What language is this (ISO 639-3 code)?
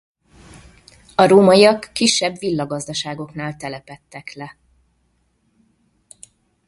hun